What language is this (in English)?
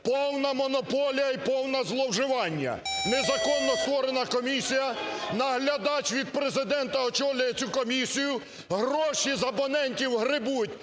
Ukrainian